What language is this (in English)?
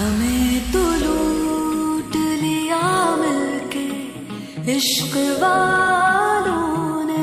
Hindi